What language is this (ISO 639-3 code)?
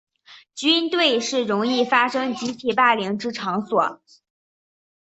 zho